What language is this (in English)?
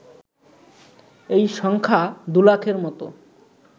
Bangla